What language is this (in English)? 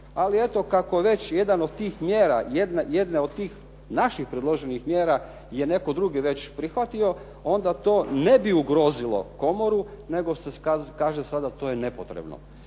Croatian